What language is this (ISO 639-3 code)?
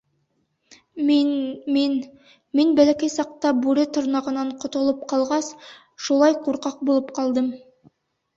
bak